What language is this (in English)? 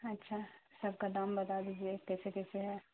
Urdu